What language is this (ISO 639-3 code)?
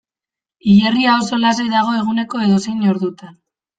eus